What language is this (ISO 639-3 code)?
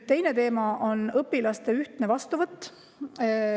est